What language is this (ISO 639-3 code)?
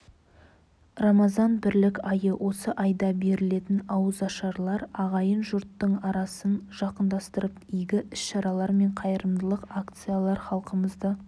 kaz